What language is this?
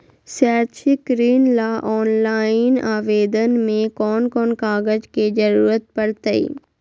Magahi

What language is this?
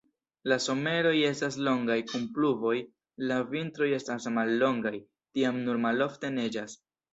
Esperanto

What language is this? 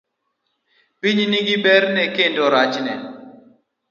Luo (Kenya and Tanzania)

